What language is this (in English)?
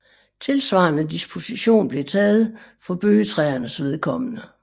Danish